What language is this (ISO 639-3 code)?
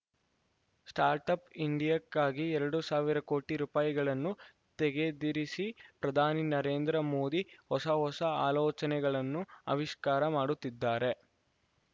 kan